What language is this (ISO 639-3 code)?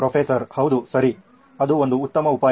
kan